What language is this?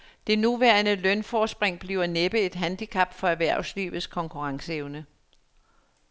Danish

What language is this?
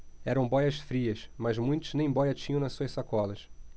Portuguese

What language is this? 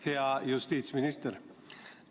Estonian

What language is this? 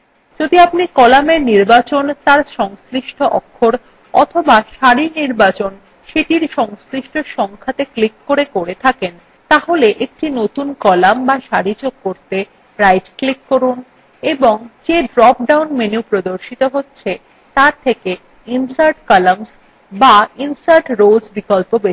Bangla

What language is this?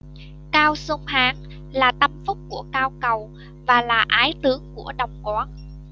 Vietnamese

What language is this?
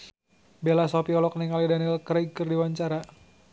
Sundanese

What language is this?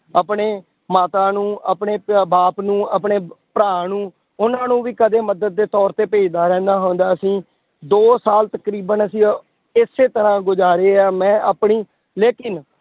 Punjabi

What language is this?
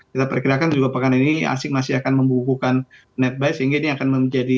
Indonesian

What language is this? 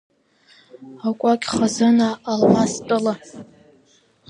Abkhazian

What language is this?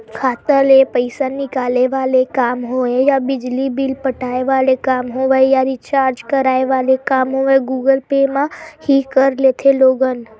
Chhattisgarhi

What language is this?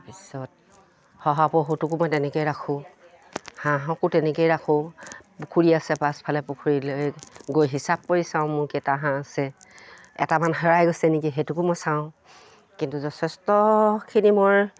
Assamese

